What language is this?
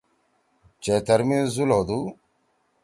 Torwali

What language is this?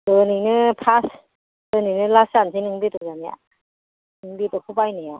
Bodo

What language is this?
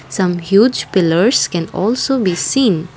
English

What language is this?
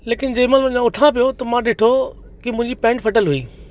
Sindhi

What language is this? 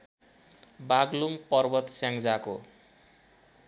Nepali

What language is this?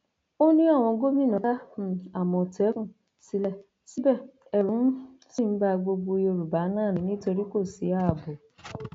Yoruba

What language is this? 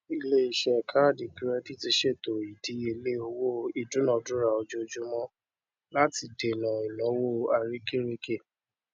Yoruba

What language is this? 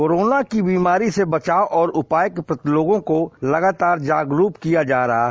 Hindi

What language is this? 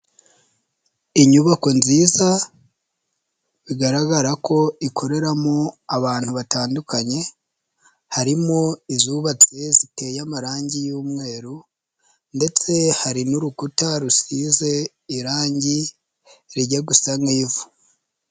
Kinyarwanda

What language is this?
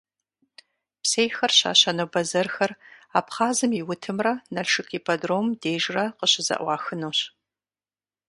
Kabardian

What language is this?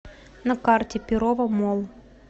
Russian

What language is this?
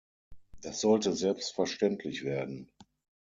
German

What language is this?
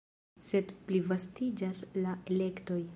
Esperanto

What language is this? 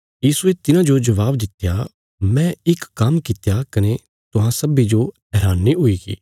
Bilaspuri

